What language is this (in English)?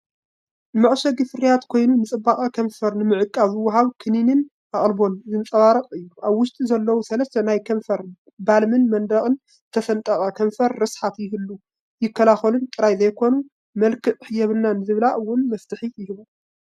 Tigrinya